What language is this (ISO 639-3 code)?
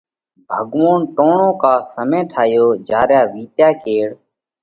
kvx